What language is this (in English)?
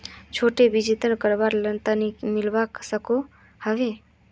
Magahi